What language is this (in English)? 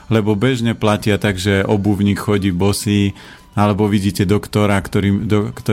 Slovak